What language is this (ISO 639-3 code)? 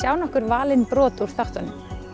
isl